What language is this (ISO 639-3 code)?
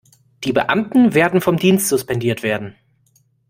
deu